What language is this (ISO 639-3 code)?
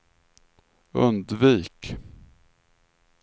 swe